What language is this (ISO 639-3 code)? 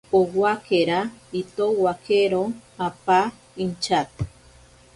prq